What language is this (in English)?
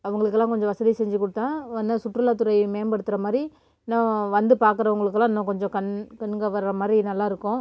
Tamil